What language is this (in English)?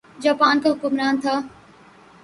Urdu